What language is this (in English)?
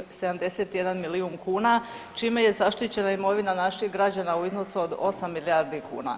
Croatian